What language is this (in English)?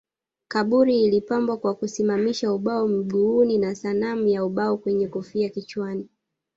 Swahili